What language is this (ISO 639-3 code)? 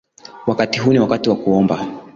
swa